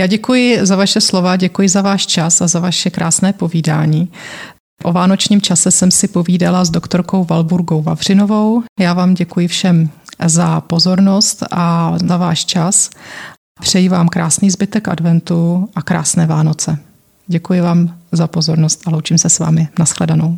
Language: Czech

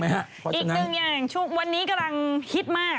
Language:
Thai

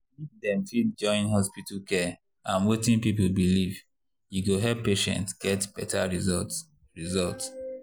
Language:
Nigerian Pidgin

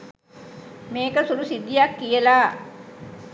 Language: Sinhala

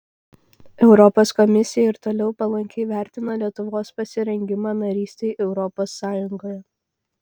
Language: Lithuanian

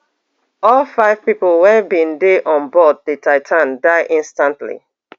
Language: Nigerian Pidgin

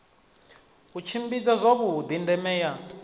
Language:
Venda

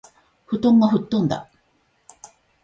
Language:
Japanese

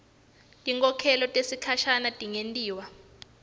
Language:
Swati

